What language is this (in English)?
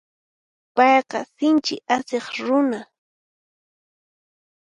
Puno Quechua